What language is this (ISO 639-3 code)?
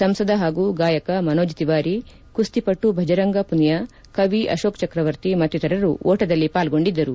kan